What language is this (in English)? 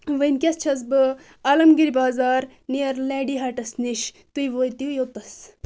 Kashmiri